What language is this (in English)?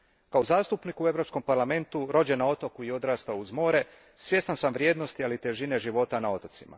Croatian